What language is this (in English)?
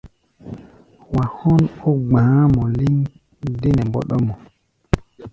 Gbaya